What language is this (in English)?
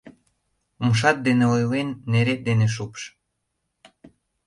Mari